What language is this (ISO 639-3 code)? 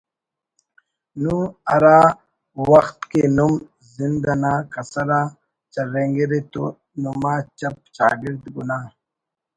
brh